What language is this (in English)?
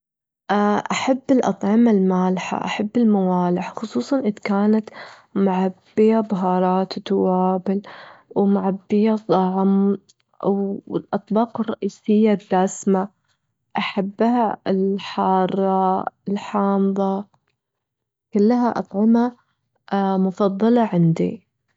Gulf Arabic